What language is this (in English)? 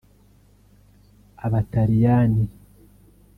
Kinyarwanda